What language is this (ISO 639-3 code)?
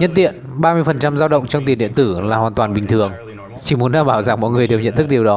vie